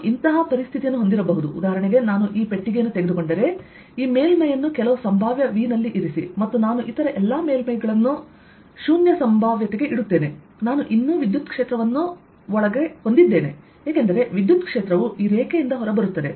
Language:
Kannada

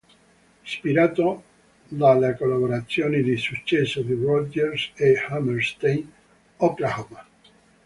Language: Italian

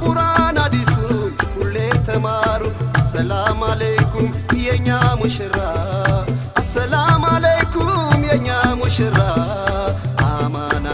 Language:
English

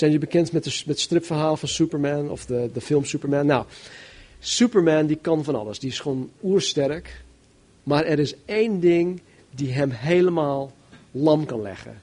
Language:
Dutch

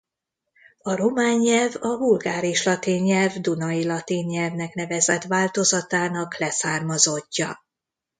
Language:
Hungarian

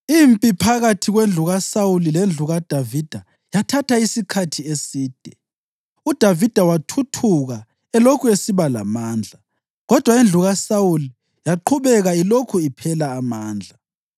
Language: North Ndebele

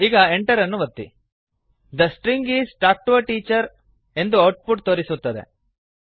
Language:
Kannada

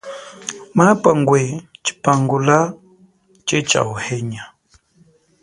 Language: Chokwe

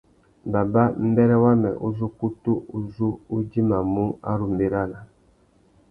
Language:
Tuki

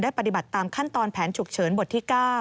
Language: Thai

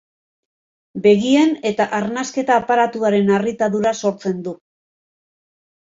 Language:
Basque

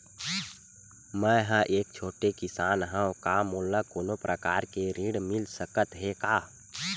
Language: Chhattisgarhi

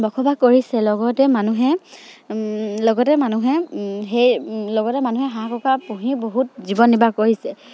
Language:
Assamese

